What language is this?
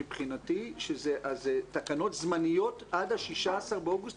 Hebrew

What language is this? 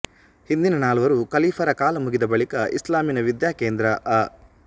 Kannada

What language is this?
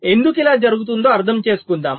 Telugu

